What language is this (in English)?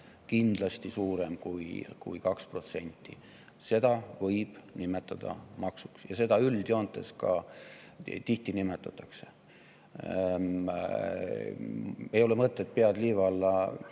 Estonian